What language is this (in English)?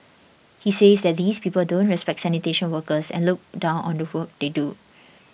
English